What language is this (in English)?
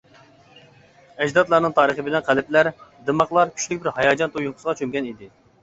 Uyghur